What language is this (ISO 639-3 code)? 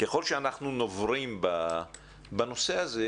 heb